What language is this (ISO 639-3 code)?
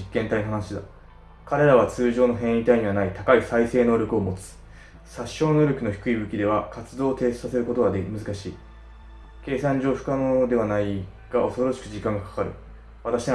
jpn